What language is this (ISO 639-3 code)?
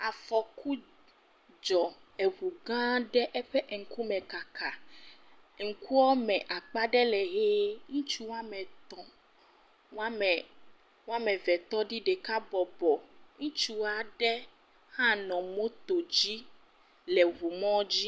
ewe